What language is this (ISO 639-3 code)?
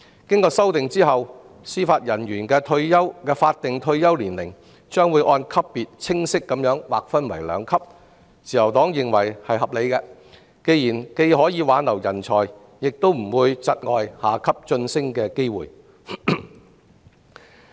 yue